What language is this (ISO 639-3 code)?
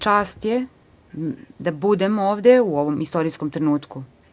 srp